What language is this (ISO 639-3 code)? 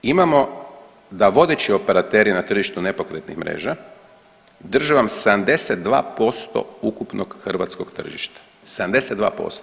hrv